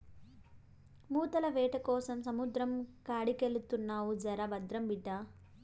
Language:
Telugu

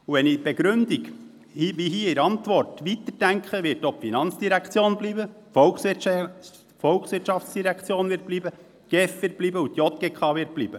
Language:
Swiss German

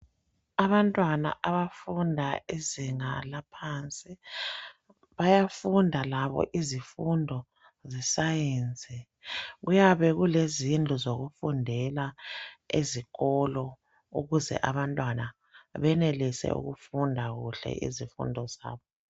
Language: North Ndebele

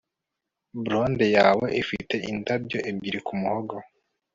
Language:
Kinyarwanda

